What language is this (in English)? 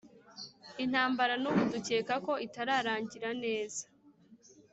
Kinyarwanda